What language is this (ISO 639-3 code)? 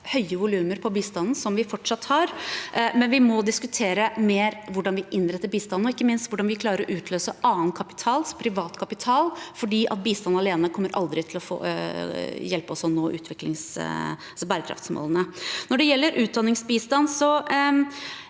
nor